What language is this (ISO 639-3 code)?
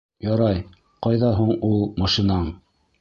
bak